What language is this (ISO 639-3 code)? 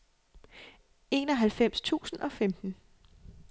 dan